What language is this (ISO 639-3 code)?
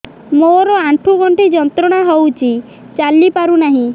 ori